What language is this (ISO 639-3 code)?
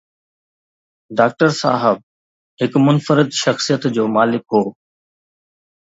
snd